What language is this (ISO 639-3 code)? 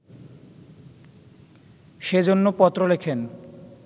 ben